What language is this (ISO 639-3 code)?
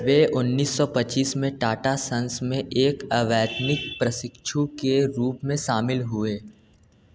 hin